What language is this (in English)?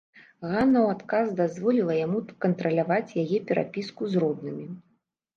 Belarusian